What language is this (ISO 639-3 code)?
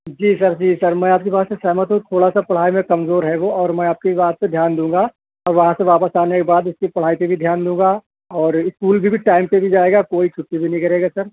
urd